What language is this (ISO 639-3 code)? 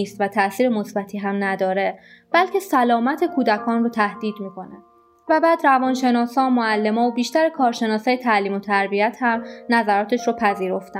fas